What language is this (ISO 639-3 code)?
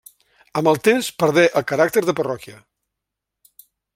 cat